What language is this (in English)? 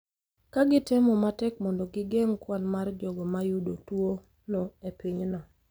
Luo (Kenya and Tanzania)